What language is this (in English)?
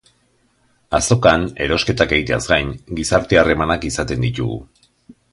Basque